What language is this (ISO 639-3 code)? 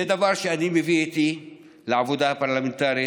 heb